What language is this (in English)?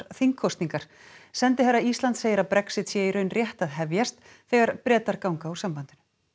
Icelandic